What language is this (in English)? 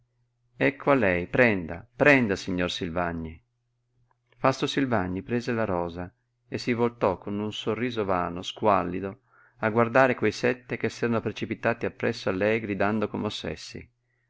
Italian